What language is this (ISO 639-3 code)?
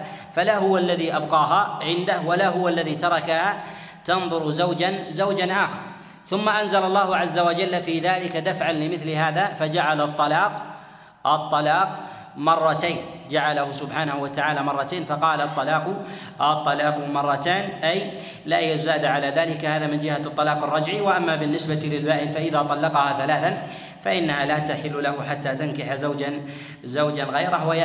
ara